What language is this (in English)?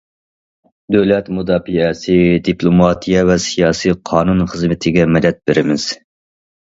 Uyghur